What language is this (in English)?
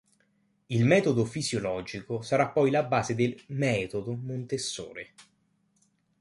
Italian